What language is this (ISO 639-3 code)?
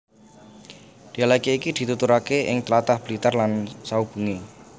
jav